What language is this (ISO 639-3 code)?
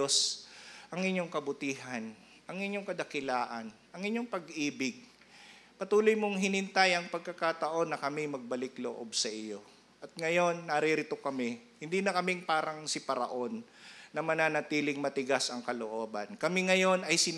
fil